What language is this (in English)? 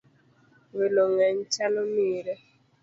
Luo (Kenya and Tanzania)